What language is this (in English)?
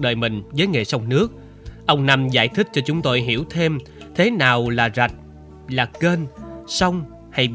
Vietnamese